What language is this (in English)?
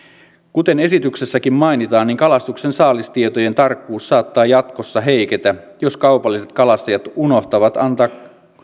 Finnish